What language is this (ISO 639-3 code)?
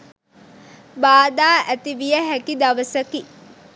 sin